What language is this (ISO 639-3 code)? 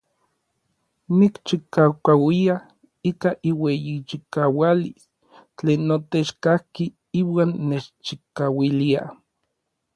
nlv